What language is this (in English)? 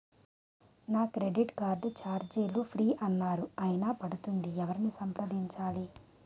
Telugu